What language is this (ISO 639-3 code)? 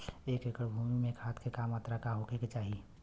bho